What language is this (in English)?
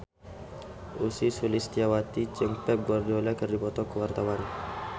Sundanese